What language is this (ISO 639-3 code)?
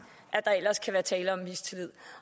dan